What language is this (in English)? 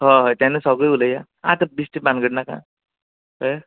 Konkani